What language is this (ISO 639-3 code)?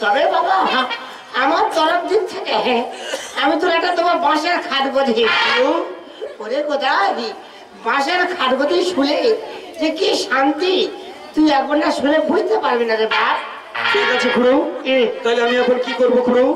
hin